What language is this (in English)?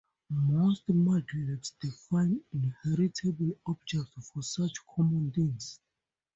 English